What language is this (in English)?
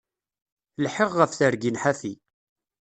Kabyle